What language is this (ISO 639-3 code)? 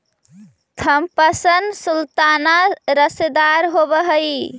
mag